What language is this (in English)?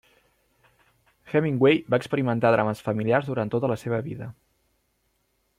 Catalan